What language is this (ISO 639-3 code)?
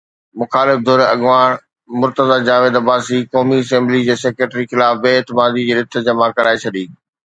snd